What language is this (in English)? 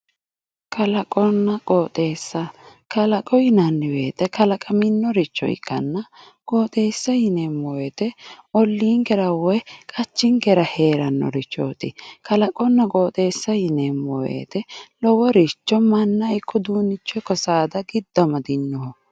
Sidamo